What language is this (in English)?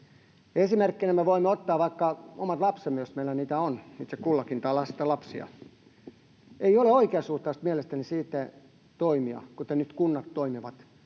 Finnish